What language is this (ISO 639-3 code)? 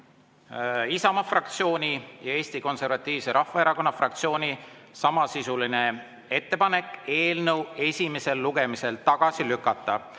est